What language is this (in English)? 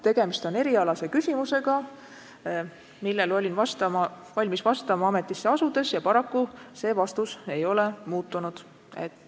Estonian